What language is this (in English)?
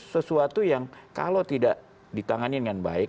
Indonesian